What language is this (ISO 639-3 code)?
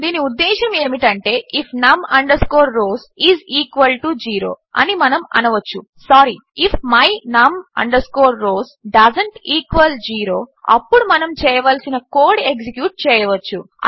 tel